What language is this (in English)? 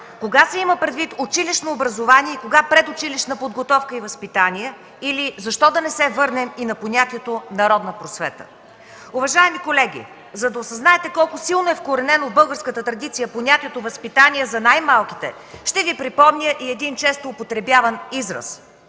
Bulgarian